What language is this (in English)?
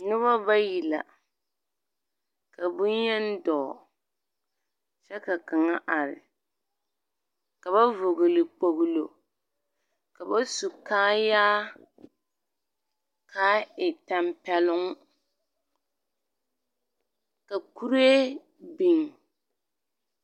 Southern Dagaare